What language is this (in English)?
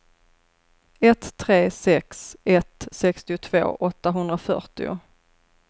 Swedish